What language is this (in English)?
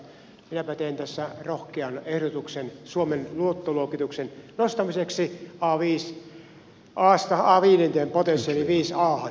Finnish